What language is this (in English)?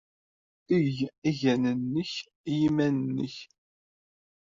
Kabyle